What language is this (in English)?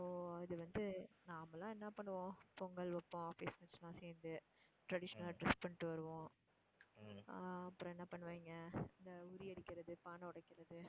Tamil